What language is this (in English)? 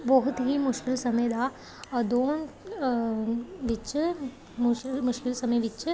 Punjabi